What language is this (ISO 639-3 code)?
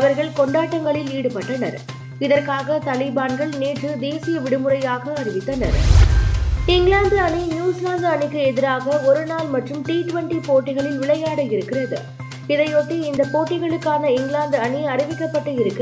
tam